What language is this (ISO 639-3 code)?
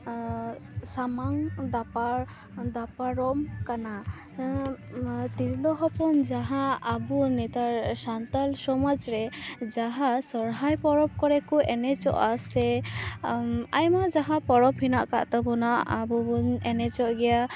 sat